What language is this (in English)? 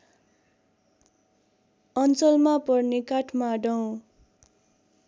Nepali